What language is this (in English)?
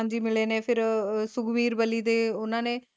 Punjabi